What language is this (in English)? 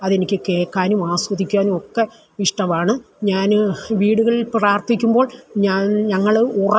Malayalam